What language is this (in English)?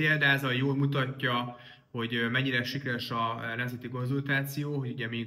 Hungarian